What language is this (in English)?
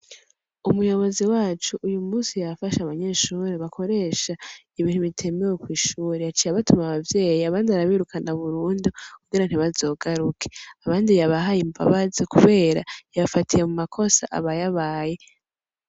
Rundi